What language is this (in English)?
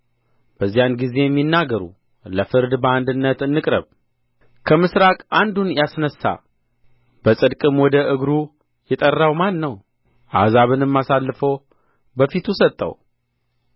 Amharic